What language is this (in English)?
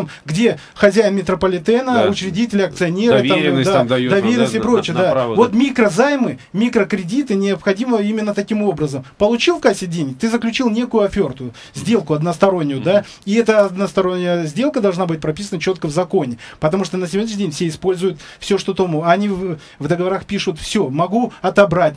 Russian